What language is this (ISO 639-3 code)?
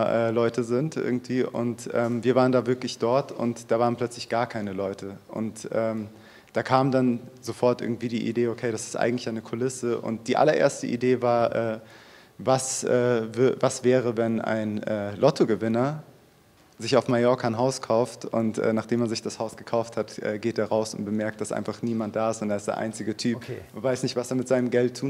deu